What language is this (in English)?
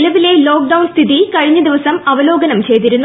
Malayalam